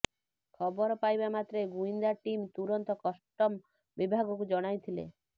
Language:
Odia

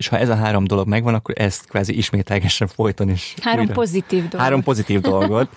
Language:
Hungarian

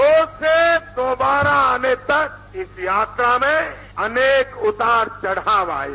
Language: Hindi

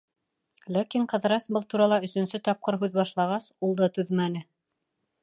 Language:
Bashkir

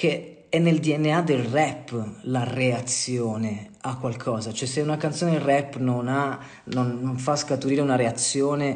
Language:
Italian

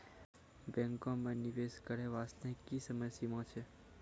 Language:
Maithili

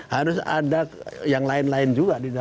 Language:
Indonesian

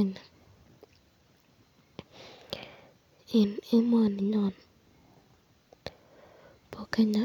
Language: Kalenjin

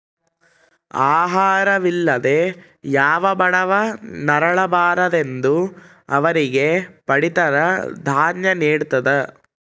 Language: Kannada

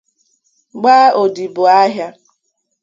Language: Igbo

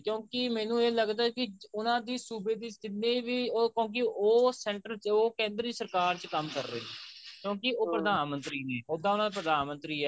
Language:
Punjabi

